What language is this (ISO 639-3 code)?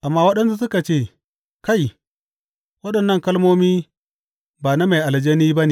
hau